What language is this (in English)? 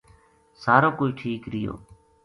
Gujari